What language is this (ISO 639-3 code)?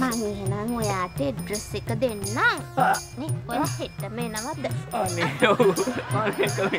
tha